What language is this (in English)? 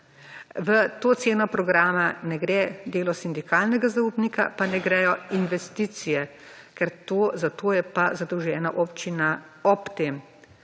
Slovenian